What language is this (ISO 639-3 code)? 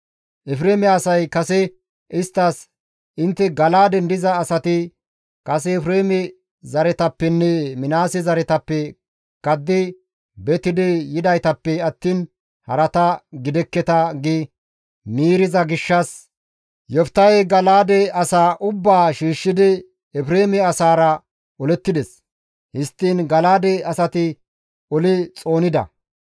gmv